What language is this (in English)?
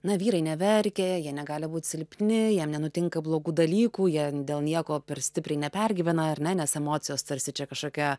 Lithuanian